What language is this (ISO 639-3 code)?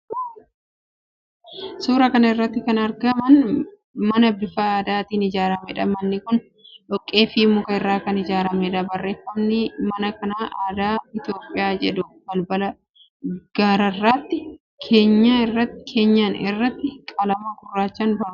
orm